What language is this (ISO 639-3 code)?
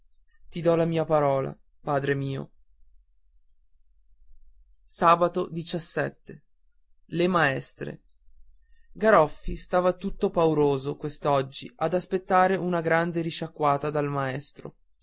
ita